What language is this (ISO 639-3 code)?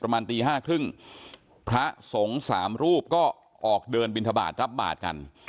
tha